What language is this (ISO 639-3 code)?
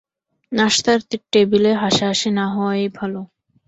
ben